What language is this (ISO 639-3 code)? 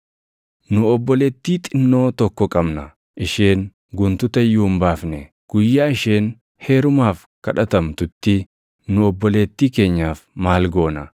orm